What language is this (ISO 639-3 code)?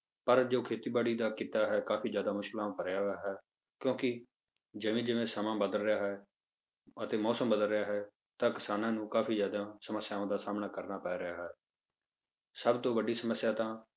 pan